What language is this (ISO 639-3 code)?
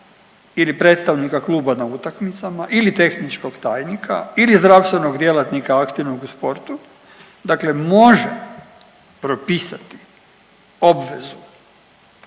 hrv